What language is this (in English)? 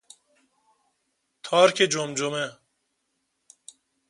Persian